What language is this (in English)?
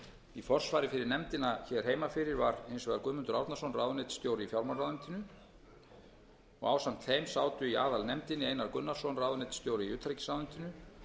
Icelandic